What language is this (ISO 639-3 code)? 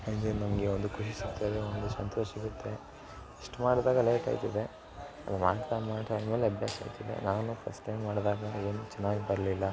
kan